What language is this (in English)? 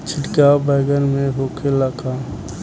Bhojpuri